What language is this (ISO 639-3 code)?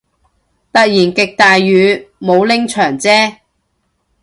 yue